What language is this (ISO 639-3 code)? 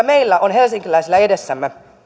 fin